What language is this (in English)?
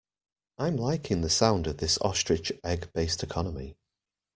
English